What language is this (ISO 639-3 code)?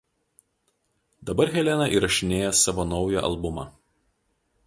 lit